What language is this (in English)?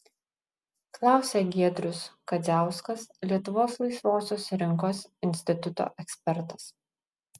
Lithuanian